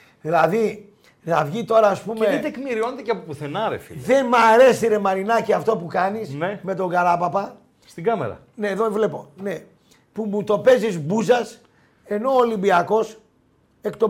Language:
Greek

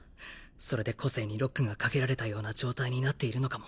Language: Japanese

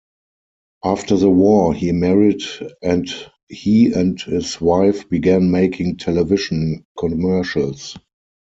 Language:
English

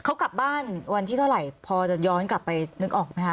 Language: Thai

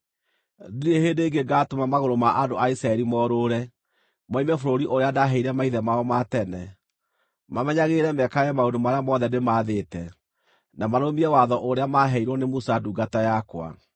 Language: Kikuyu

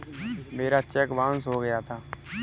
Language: Hindi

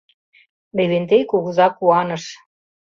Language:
Mari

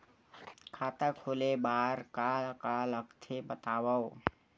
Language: Chhattisgarhi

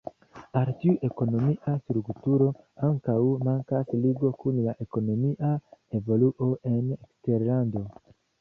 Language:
Esperanto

